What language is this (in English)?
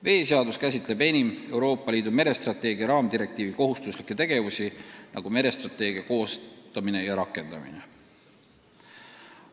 Estonian